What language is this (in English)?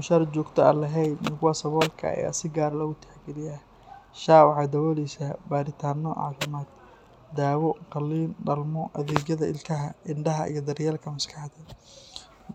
Somali